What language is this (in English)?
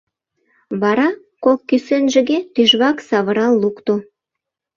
Mari